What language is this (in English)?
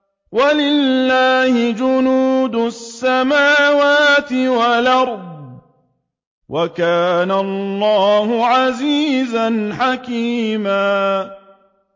Arabic